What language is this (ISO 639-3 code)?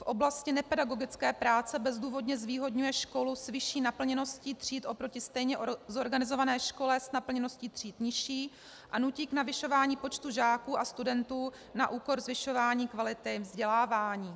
ces